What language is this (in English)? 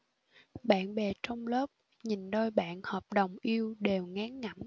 Vietnamese